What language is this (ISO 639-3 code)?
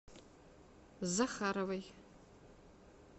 rus